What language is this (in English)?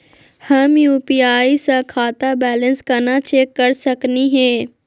Magahi